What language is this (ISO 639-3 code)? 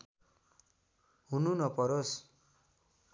nep